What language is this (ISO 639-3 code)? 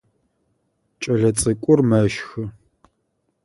ady